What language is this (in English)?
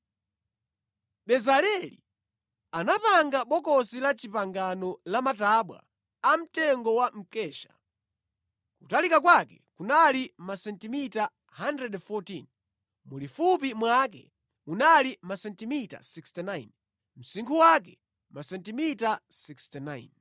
Nyanja